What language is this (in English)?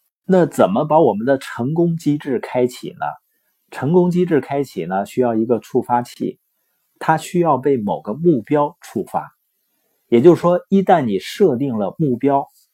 Chinese